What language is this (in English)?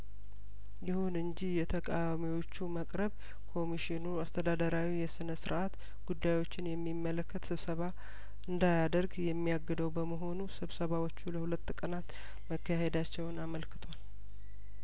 Amharic